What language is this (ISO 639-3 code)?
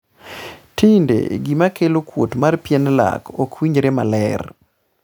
luo